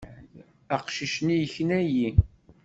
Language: Kabyle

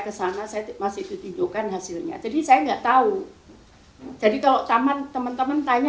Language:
Indonesian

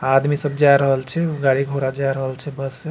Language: Maithili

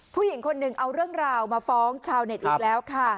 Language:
Thai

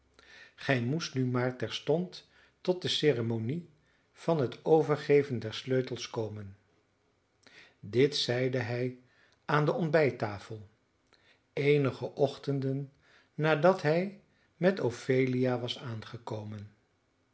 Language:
Dutch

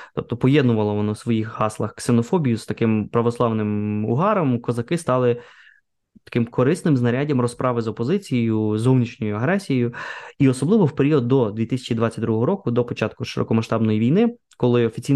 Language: Ukrainian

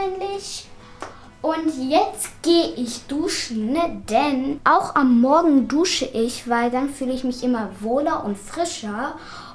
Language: German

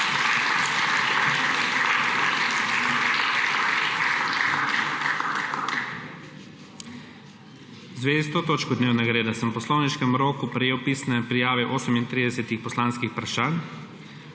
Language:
Slovenian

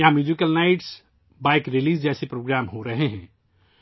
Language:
Urdu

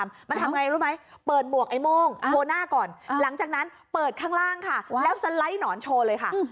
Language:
Thai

